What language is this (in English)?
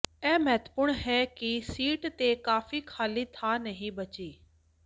Punjabi